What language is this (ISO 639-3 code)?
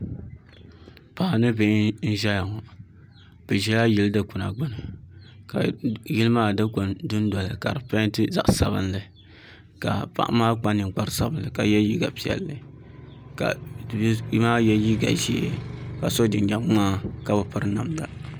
dag